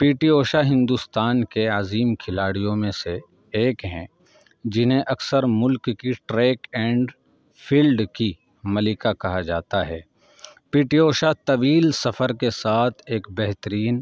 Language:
Urdu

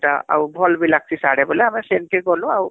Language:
Odia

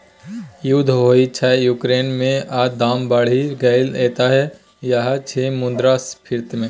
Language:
Maithili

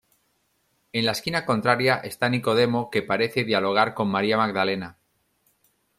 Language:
Spanish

